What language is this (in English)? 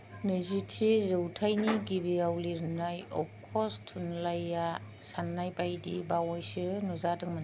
Bodo